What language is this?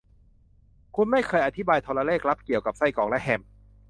Thai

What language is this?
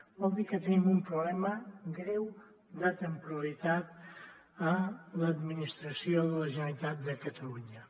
Catalan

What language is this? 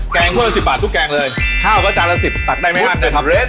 Thai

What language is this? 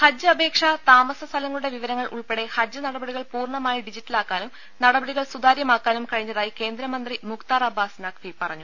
Malayalam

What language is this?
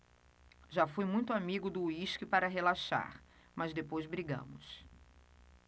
Portuguese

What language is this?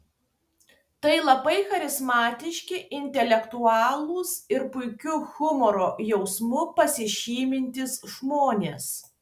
Lithuanian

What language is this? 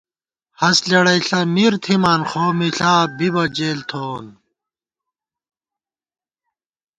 Gawar-Bati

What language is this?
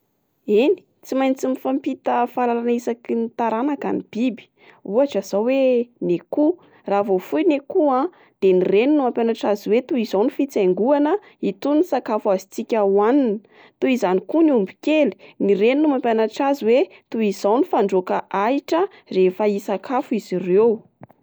Malagasy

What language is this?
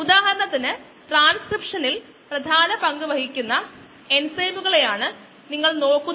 Malayalam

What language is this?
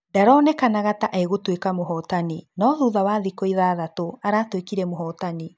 Kikuyu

